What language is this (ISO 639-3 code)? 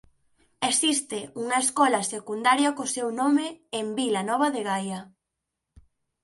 glg